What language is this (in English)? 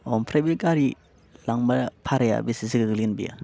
Bodo